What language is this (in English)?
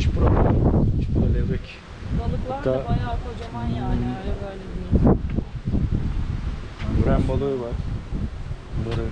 Turkish